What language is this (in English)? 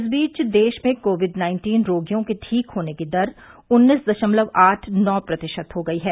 Hindi